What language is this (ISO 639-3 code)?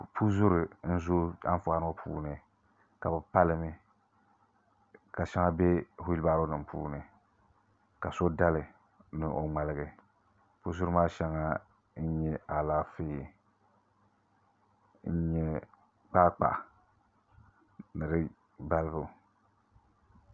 dag